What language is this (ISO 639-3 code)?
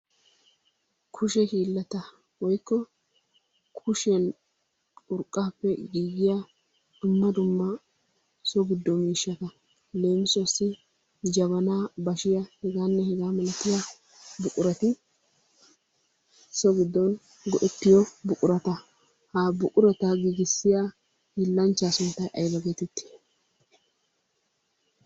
wal